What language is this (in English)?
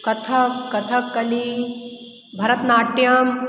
Hindi